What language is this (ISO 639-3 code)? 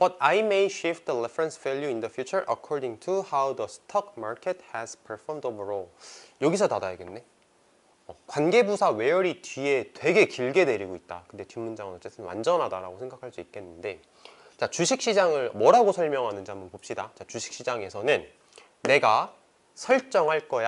kor